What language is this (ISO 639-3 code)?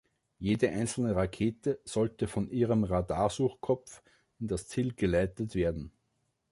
deu